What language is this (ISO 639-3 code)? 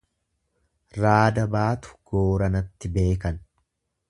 orm